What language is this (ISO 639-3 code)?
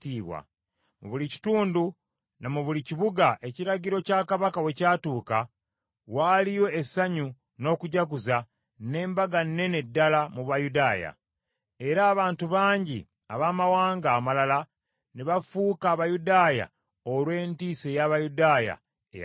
lug